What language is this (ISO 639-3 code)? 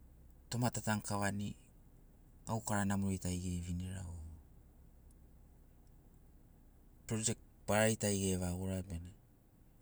snc